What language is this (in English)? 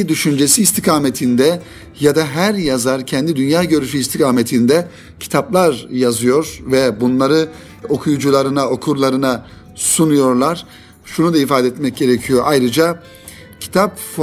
Turkish